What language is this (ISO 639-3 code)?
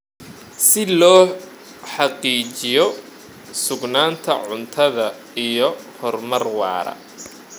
som